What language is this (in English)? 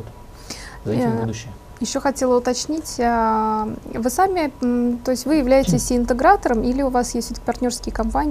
Russian